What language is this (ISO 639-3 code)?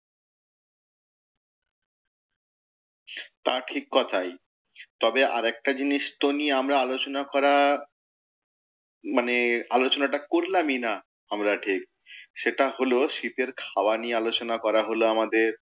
ben